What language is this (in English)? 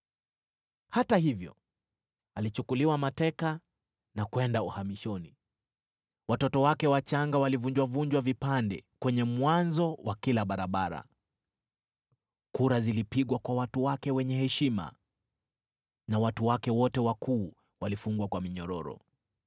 Swahili